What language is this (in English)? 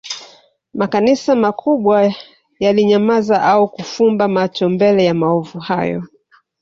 Swahili